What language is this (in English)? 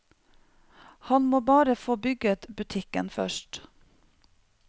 Norwegian